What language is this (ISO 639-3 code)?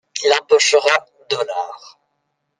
fra